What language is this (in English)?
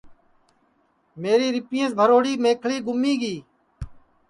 Sansi